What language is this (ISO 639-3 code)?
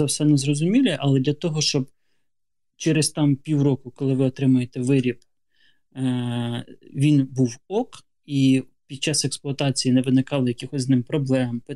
ukr